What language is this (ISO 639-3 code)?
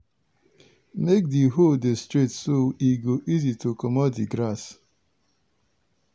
pcm